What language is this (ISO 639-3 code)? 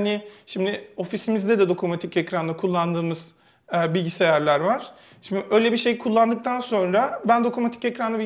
tur